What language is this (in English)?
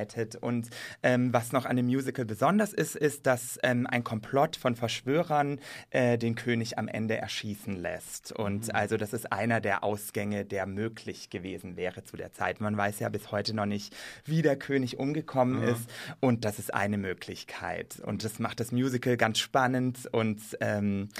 German